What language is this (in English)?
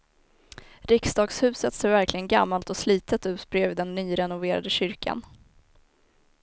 Swedish